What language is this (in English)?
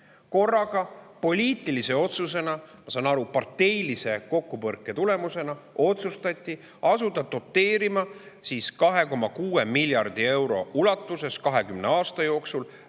Estonian